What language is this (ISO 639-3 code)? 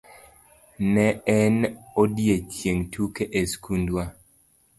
luo